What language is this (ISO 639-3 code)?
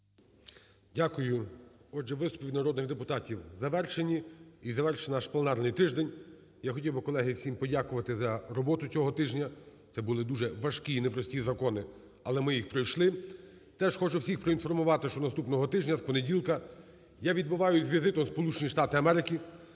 ukr